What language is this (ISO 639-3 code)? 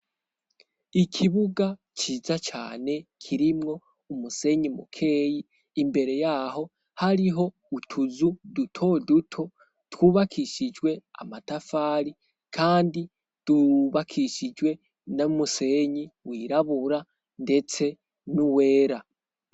run